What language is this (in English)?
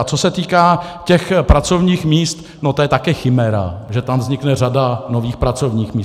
Czech